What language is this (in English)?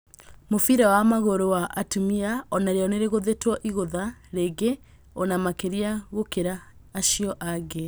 Kikuyu